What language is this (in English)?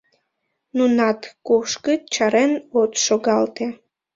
Mari